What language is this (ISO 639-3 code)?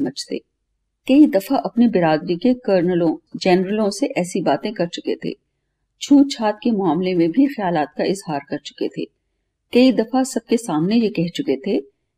hin